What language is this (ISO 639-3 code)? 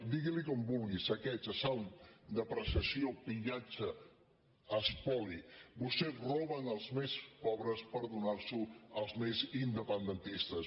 cat